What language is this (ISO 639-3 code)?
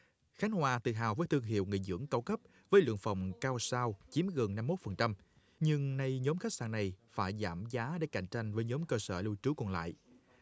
vie